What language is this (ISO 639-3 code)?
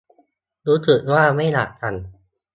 tha